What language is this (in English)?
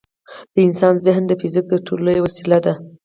Pashto